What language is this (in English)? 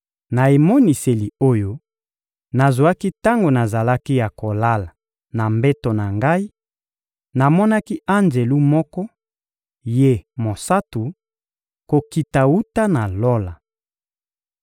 Lingala